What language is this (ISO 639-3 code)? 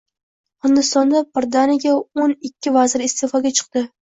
uzb